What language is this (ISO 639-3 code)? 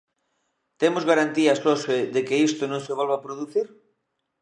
glg